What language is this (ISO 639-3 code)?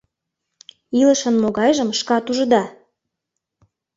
chm